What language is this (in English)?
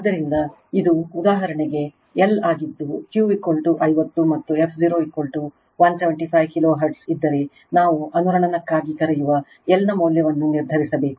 Kannada